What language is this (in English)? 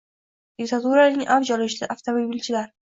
Uzbek